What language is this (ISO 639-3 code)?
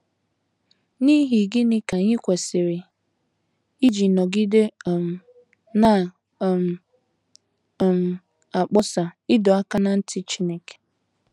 ibo